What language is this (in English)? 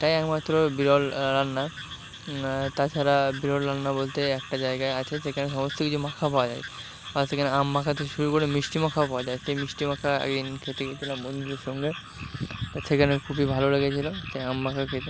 Bangla